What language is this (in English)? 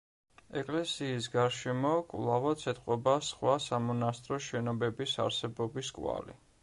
Georgian